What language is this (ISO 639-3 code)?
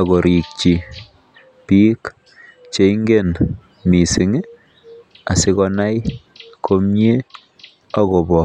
kln